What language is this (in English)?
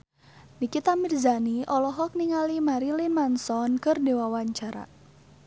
Sundanese